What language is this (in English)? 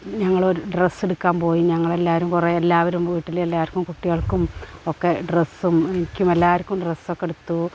Malayalam